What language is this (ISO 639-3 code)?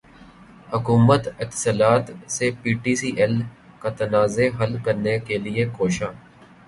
urd